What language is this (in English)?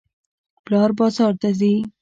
Pashto